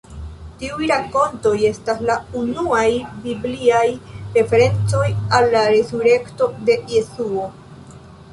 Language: Esperanto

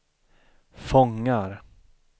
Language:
Swedish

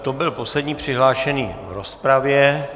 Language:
Czech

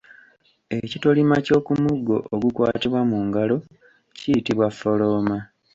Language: Ganda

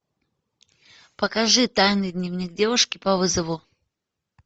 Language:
Russian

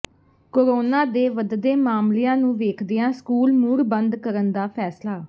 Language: Punjabi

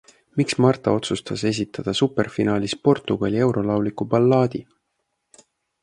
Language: Estonian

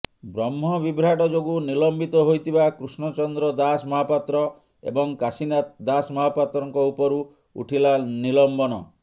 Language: Odia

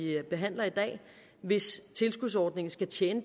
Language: Danish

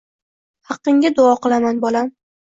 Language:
Uzbek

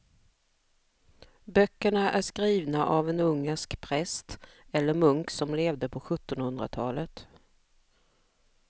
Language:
Swedish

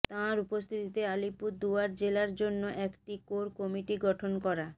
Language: Bangla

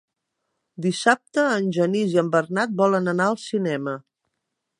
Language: Catalan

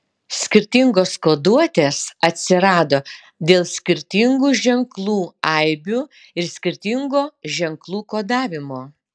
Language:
Lithuanian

